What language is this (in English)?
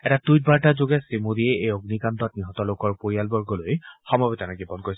Assamese